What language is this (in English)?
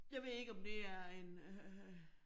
Danish